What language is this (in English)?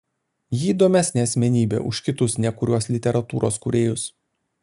Lithuanian